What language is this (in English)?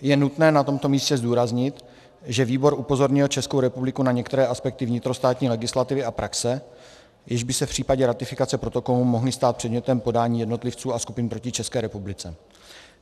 Czech